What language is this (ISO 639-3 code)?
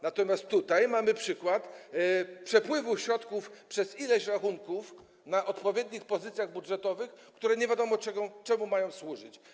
pol